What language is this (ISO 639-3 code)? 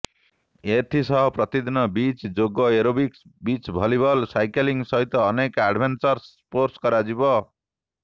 ori